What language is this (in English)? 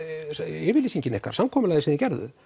Icelandic